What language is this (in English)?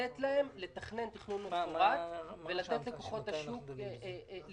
Hebrew